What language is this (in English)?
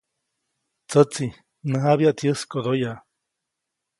Copainalá Zoque